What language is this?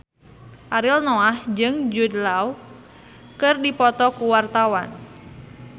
Sundanese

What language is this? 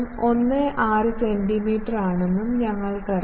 Malayalam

